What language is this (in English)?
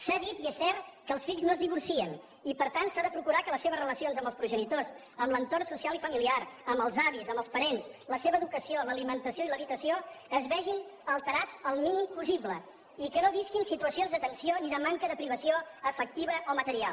Catalan